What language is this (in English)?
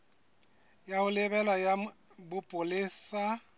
Southern Sotho